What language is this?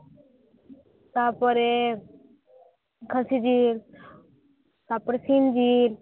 Santali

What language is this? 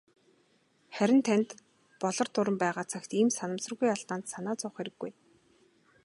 Mongolian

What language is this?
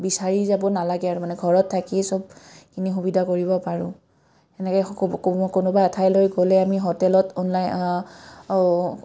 Assamese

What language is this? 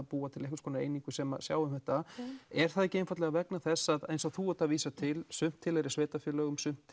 Icelandic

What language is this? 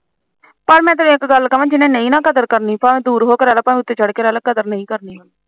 Punjabi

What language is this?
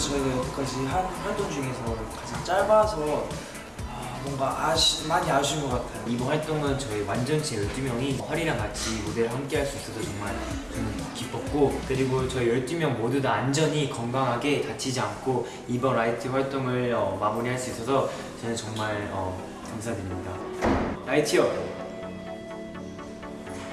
Korean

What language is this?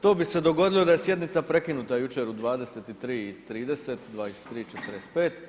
Croatian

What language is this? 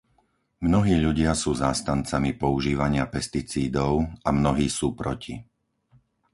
Slovak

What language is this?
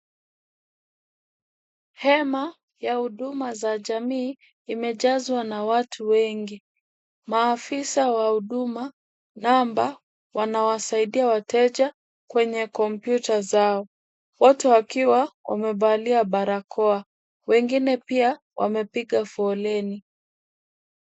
Swahili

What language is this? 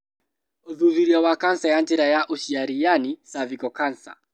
Kikuyu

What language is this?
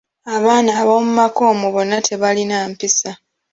Ganda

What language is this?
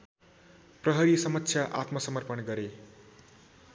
Nepali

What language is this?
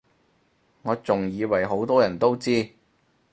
Cantonese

